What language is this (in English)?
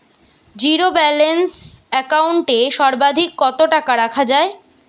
Bangla